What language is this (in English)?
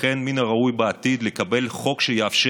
Hebrew